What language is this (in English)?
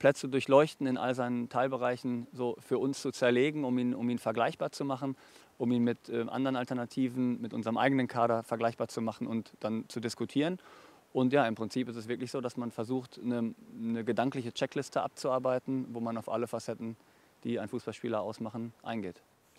German